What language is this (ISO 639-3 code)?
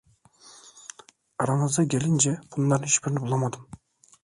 tur